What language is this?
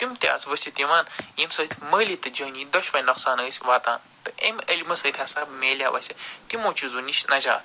Kashmiri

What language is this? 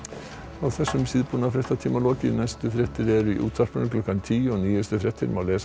Icelandic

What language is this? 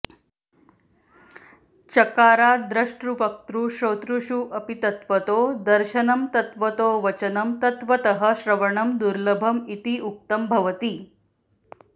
Sanskrit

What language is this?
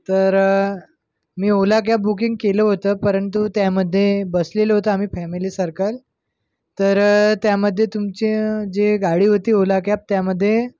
Marathi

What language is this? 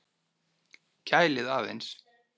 Icelandic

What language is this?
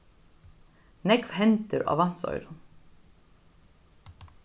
Faroese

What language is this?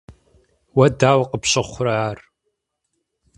Kabardian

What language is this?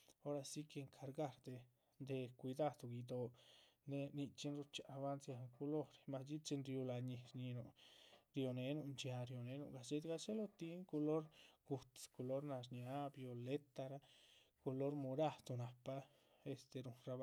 Chichicapan Zapotec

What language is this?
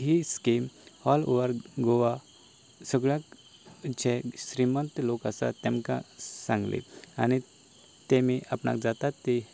Konkani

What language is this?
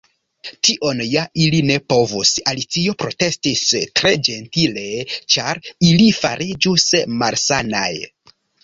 Esperanto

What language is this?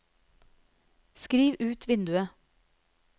Norwegian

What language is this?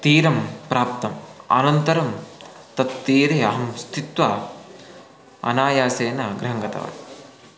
Sanskrit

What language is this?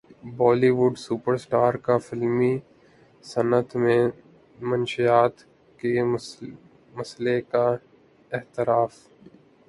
Urdu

